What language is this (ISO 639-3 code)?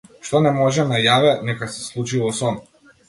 mkd